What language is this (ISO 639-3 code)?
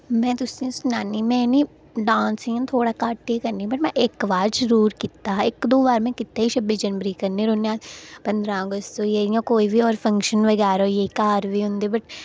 doi